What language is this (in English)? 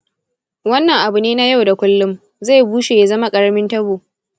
Hausa